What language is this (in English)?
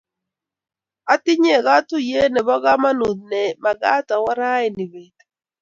Kalenjin